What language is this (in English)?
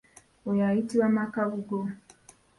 Ganda